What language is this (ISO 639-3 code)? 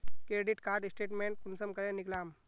mag